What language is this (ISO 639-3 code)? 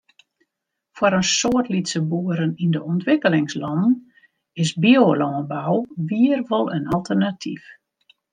fry